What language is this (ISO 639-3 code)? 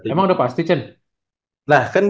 ind